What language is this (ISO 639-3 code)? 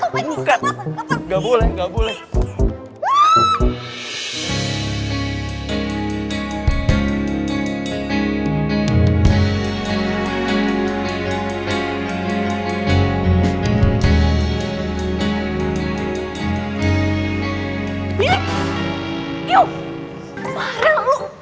ind